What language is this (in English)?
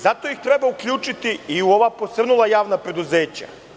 Serbian